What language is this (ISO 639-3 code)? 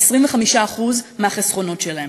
heb